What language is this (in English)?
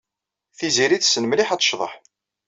Kabyle